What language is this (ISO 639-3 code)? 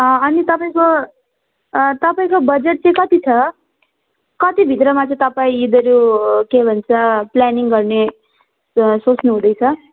nep